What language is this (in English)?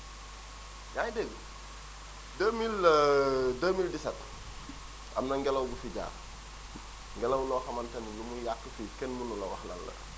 Wolof